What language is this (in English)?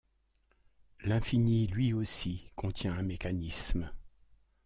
French